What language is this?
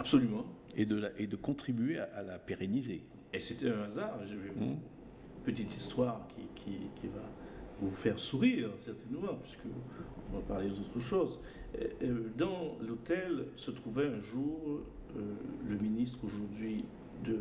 French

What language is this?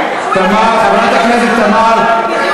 Hebrew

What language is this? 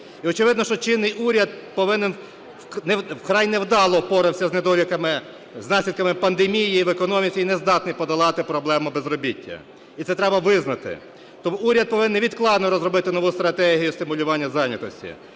Ukrainian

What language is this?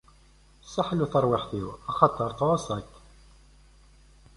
Kabyle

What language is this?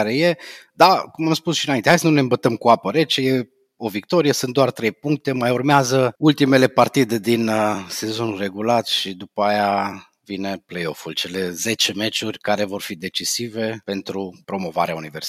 Romanian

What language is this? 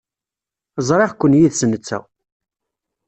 Kabyle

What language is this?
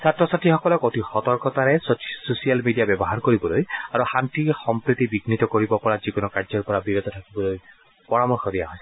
Assamese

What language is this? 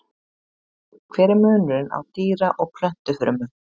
Icelandic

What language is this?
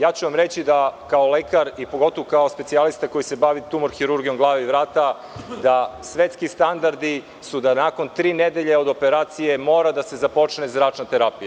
Serbian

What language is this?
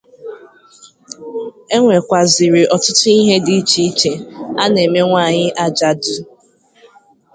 Igbo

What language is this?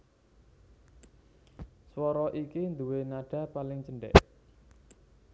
Javanese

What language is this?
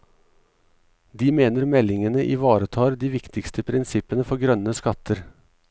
Norwegian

